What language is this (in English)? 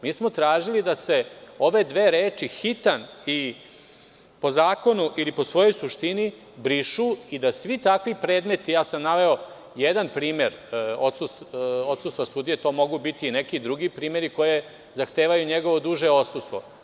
Serbian